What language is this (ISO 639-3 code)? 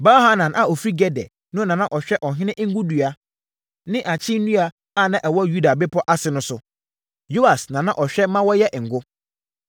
aka